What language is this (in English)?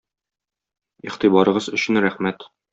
Tatar